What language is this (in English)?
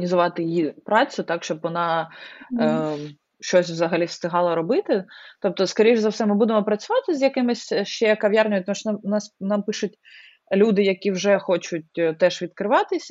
Ukrainian